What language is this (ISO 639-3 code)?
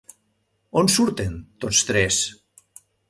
cat